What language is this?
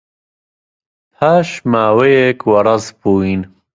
Central Kurdish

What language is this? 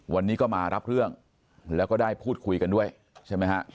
Thai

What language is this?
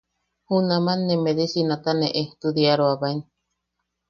Yaqui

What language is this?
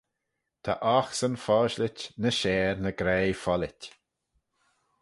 Manx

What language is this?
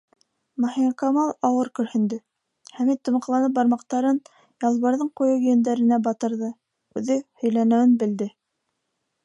Bashkir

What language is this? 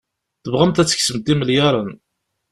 Kabyle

